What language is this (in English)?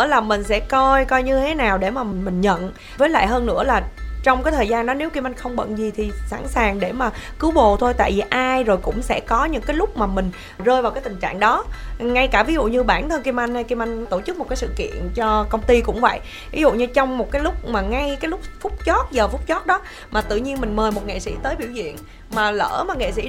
Vietnamese